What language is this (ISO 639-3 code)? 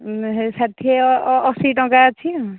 ori